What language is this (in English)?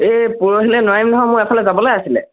Assamese